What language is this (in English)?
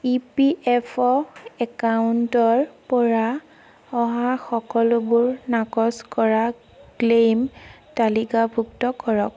Assamese